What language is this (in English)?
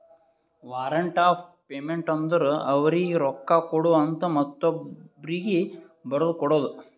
Kannada